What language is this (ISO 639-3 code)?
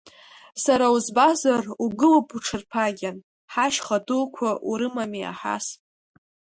abk